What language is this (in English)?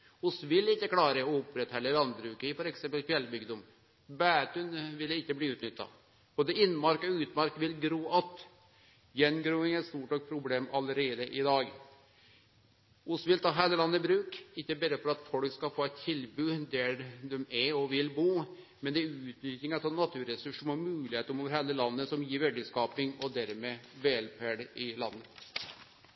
Norwegian Nynorsk